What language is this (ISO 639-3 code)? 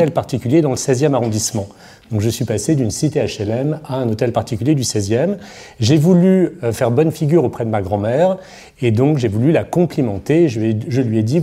fra